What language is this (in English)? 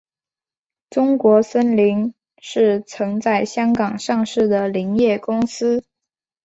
Chinese